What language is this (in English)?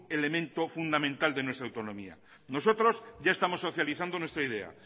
Spanish